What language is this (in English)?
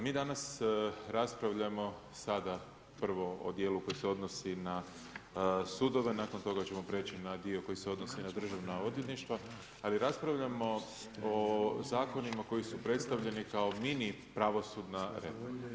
Croatian